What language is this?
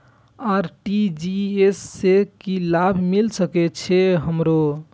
Maithili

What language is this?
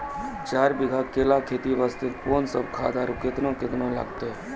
Maithili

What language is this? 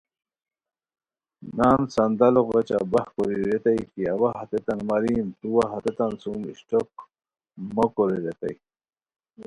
Khowar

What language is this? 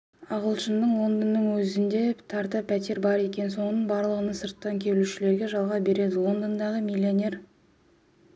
Kazakh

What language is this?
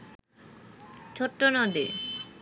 Bangla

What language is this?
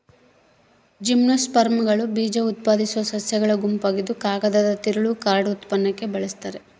Kannada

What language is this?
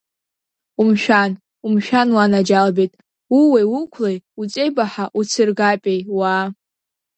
Abkhazian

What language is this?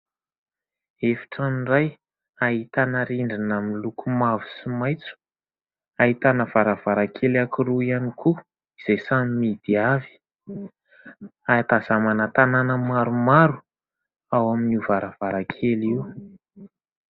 Malagasy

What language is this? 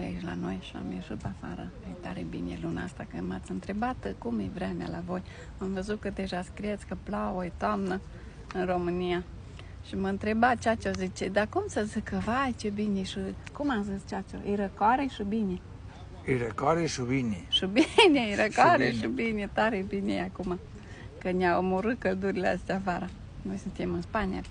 Romanian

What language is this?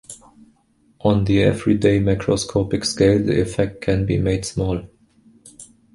English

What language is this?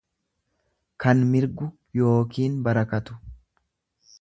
Oromo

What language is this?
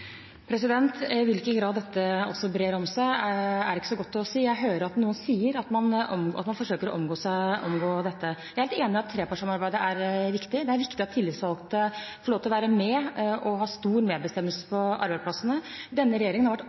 Norwegian Bokmål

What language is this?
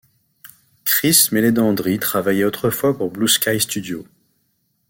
French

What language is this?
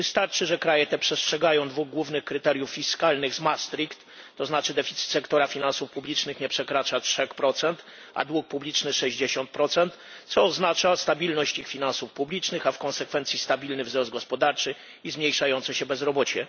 Polish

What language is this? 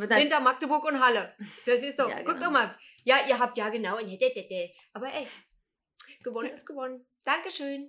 German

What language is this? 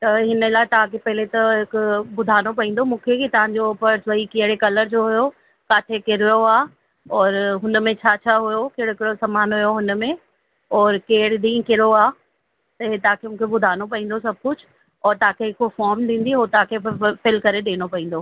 Sindhi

